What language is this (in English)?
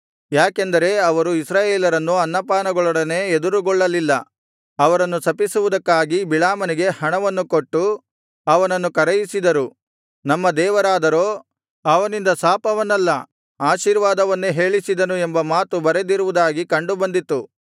Kannada